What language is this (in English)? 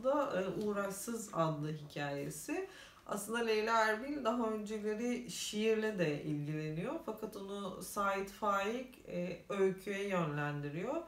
Turkish